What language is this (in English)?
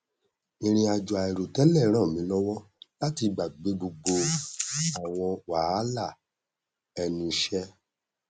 Yoruba